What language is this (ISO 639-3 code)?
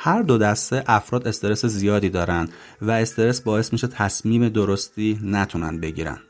fas